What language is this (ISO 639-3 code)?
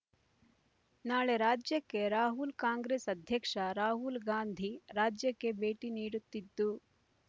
kan